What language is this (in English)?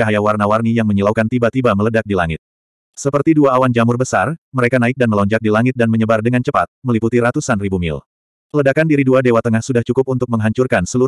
Indonesian